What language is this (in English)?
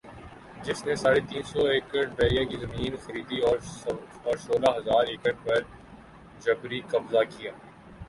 Urdu